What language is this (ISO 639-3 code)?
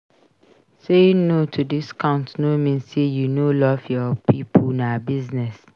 pcm